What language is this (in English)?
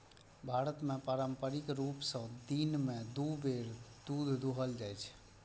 Maithili